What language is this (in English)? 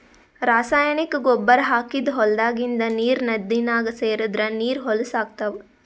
Kannada